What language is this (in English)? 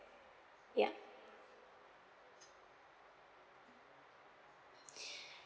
English